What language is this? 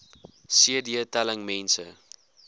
Afrikaans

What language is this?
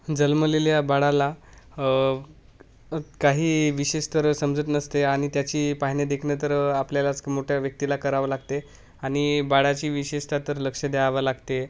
Marathi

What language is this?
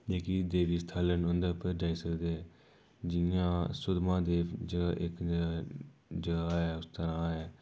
Dogri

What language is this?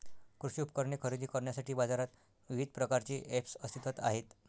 Marathi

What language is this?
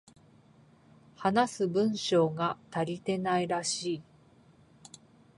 Japanese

